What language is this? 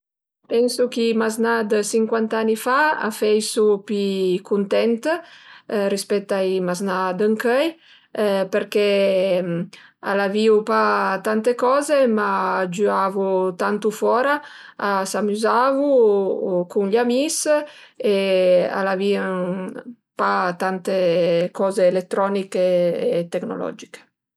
Piedmontese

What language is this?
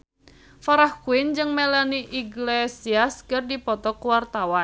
Sundanese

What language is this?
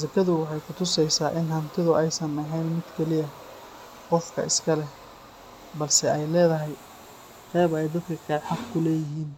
Somali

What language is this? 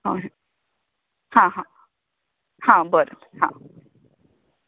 Konkani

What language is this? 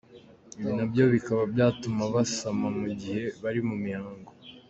Kinyarwanda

